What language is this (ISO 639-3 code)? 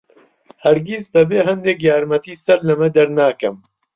ckb